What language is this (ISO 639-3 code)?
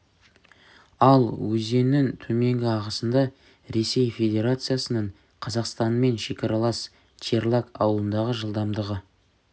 kaz